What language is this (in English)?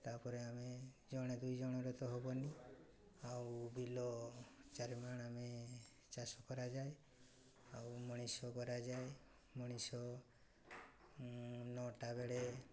Odia